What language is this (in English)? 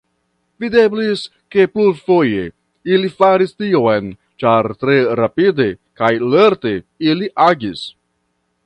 Esperanto